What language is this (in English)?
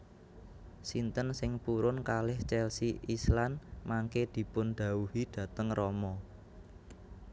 Javanese